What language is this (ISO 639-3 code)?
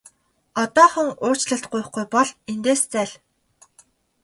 mon